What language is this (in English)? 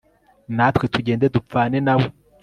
Kinyarwanda